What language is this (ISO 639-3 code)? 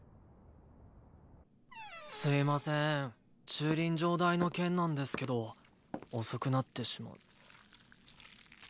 jpn